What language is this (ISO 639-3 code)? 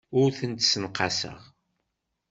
kab